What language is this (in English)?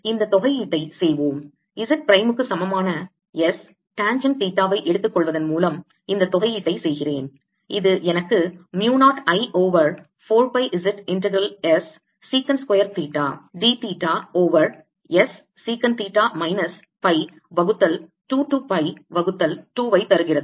Tamil